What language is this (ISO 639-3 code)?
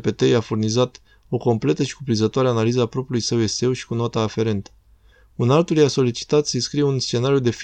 ron